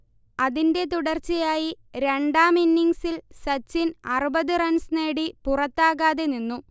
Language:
Malayalam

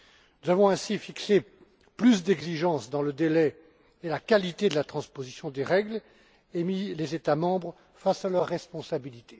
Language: French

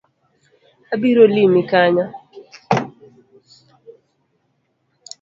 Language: Luo (Kenya and Tanzania)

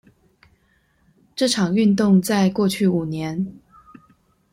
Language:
Chinese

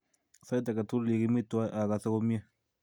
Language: Kalenjin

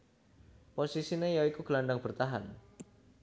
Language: Javanese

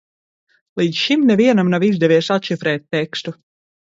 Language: Latvian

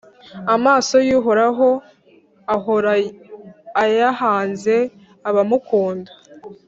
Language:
Kinyarwanda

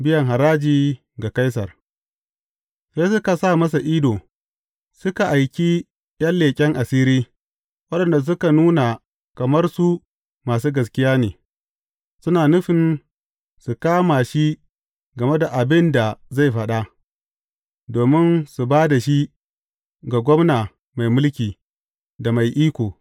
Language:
Hausa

